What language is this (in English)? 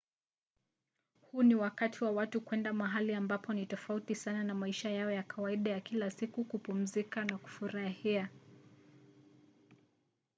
Swahili